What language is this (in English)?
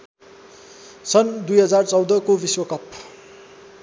Nepali